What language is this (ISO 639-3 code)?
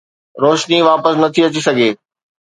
snd